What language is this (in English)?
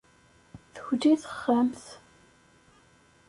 Kabyle